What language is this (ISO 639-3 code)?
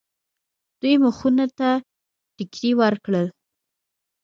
pus